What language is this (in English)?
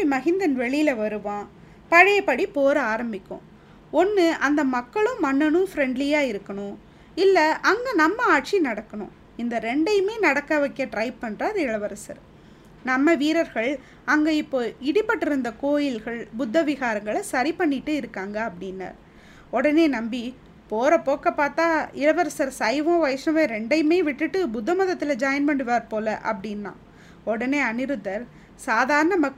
Tamil